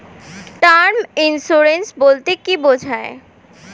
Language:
Bangla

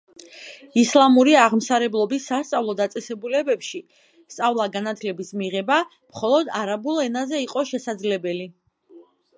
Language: Georgian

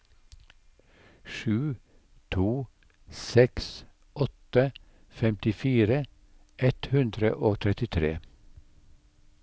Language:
Norwegian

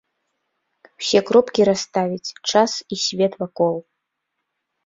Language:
Belarusian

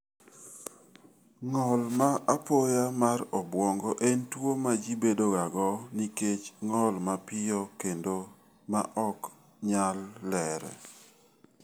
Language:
Luo (Kenya and Tanzania)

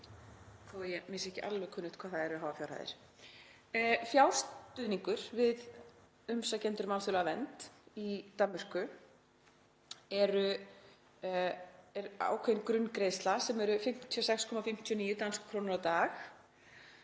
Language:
Icelandic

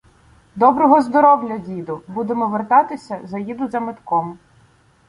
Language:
Ukrainian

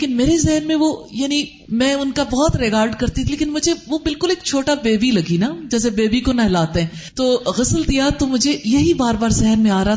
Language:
Urdu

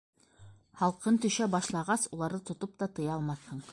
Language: Bashkir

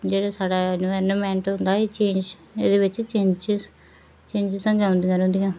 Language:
Dogri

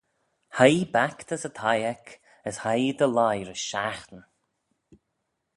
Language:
Manx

